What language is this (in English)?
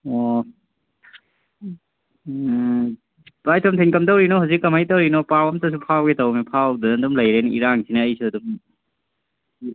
Manipuri